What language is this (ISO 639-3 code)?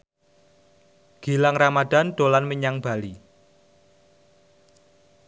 jav